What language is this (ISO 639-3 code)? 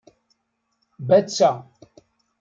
kab